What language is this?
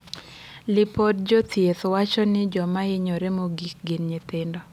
Luo (Kenya and Tanzania)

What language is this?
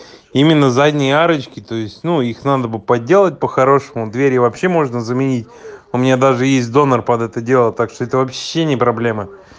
Russian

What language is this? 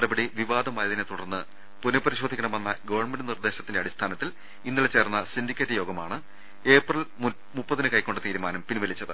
Malayalam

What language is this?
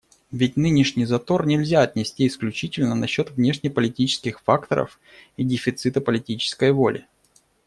Russian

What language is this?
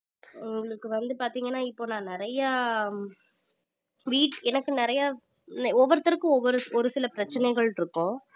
Tamil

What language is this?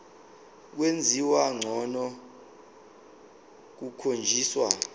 Zulu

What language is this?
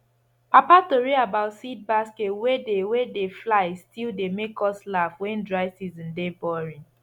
Nigerian Pidgin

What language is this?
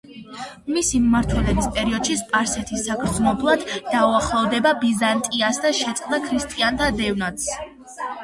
Georgian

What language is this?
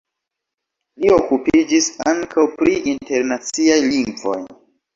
Esperanto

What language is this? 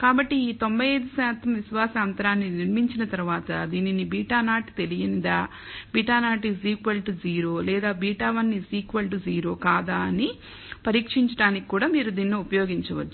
Telugu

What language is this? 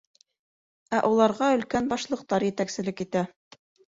Bashkir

